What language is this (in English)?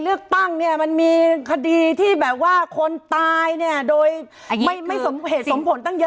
Thai